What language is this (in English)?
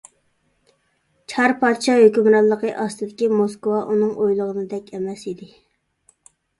Uyghur